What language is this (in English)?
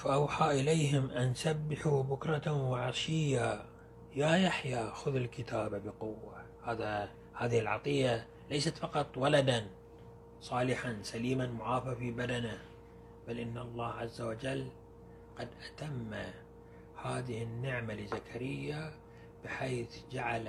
Arabic